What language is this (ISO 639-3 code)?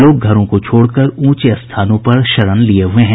hin